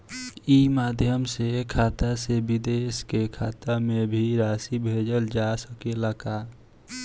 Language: Bhojpuri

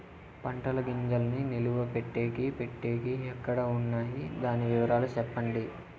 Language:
Telugu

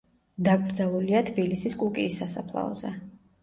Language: Georgian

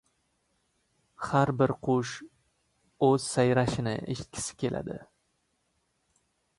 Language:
Uzbek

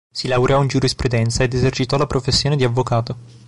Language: Italian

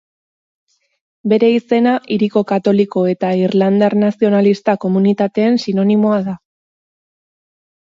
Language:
Basque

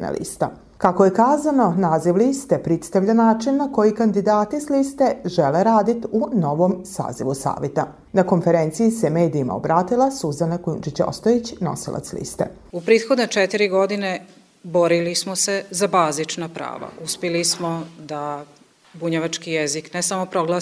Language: Croatian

